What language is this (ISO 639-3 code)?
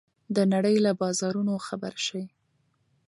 pus